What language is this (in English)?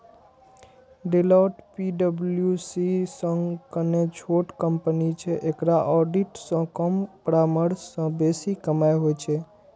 Maithili